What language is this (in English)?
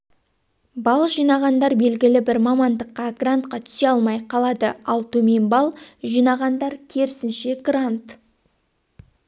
Kazakh